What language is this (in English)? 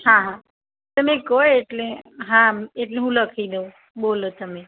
Gujarati